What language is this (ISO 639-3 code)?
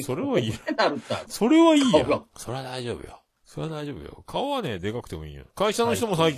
jpn